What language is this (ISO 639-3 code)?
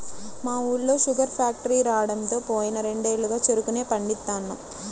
tel